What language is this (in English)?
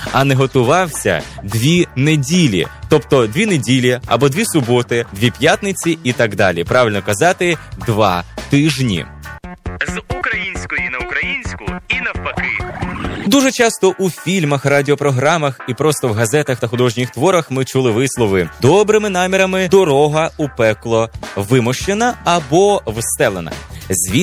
Ukrainian